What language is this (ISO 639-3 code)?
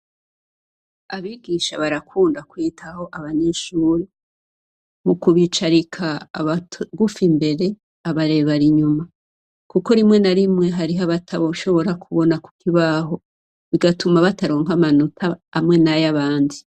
run